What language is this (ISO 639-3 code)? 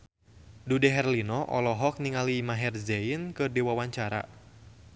sun